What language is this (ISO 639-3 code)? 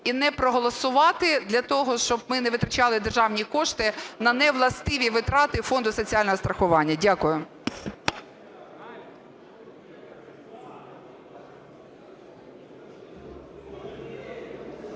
ukr